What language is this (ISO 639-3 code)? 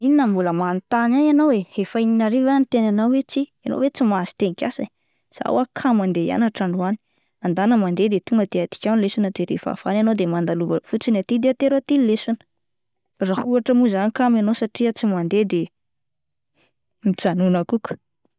mlg